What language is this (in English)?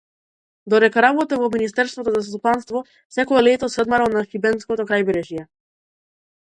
Macedonian